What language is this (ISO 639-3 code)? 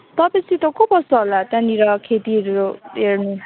nep